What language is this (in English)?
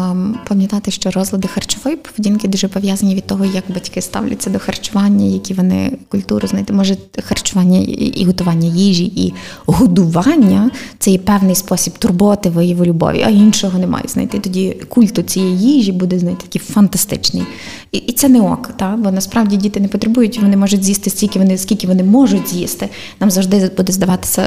Ukrainian